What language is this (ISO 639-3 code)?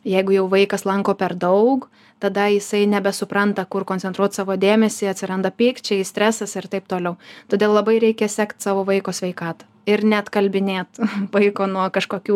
lit